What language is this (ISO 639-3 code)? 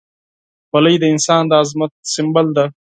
pus